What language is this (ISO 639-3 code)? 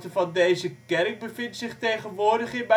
nld